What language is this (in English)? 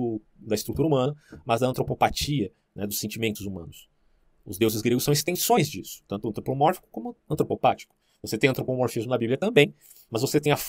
Portuguese